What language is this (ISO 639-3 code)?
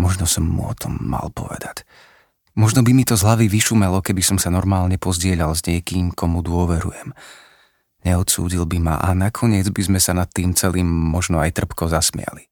slk